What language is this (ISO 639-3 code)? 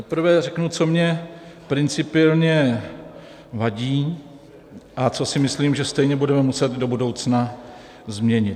ces